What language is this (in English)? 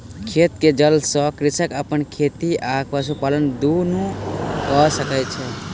Maithili